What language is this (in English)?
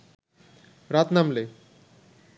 Bangla